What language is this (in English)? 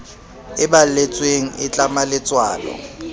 Southern Sotho